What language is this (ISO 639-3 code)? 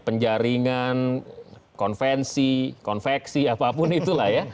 ind